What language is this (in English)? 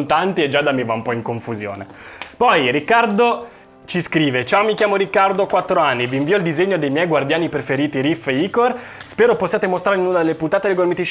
Italian